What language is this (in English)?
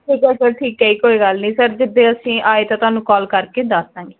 Punjabi